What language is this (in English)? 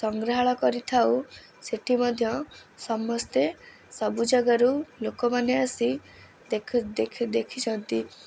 Odia